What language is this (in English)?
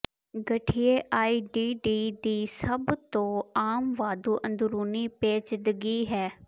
Punjabi